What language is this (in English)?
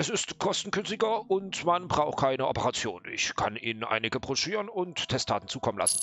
German